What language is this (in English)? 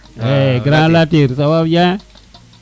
Serer